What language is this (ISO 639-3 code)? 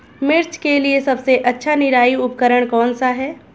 hin